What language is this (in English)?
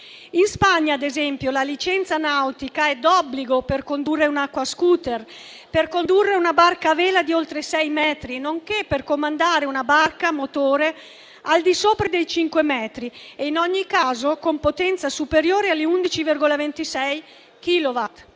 Italian